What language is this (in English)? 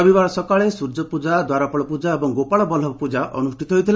Odia